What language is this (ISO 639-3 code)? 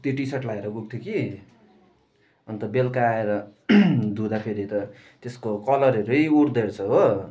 nep